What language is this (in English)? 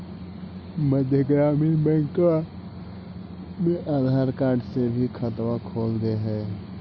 Magahi